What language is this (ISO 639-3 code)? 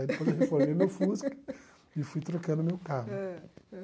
por